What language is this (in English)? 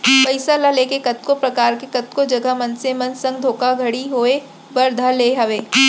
Chhattisgarhi